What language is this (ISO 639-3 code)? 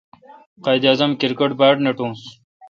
xka